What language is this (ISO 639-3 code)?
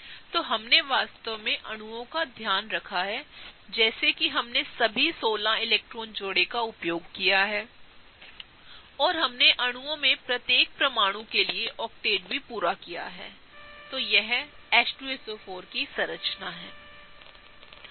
hin